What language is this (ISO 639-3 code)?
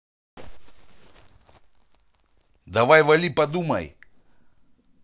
rus